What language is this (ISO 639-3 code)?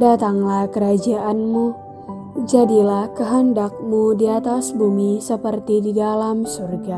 ind